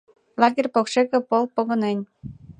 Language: Mari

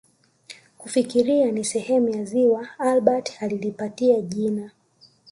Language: Swahili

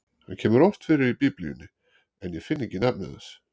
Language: Icelandic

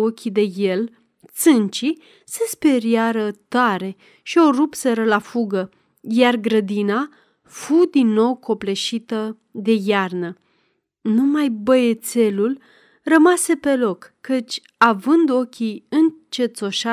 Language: Romanian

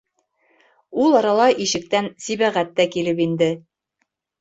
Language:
Bashkir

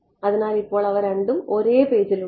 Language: Malayalam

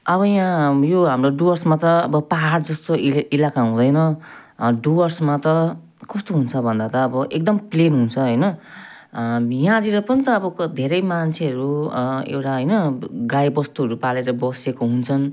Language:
Nepali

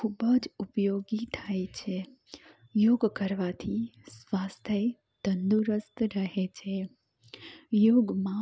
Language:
Gujarati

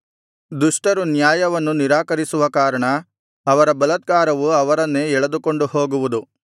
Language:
Kannada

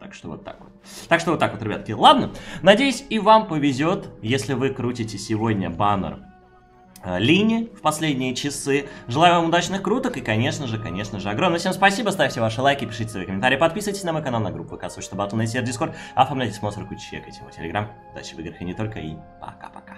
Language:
Russian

